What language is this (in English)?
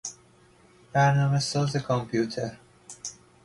Persian